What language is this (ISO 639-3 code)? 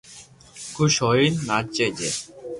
lrk